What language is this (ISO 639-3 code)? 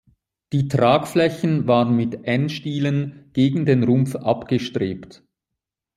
deu